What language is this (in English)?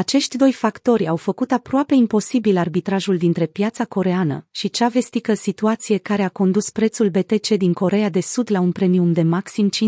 Romanian